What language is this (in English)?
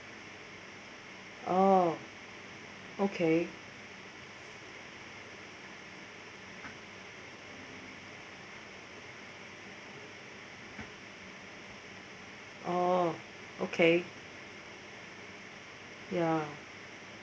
English